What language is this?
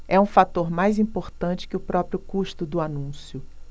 Portuguese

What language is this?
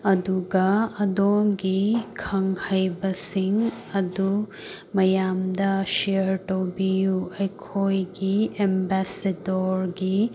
Manipuri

